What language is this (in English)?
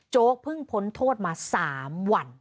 Thai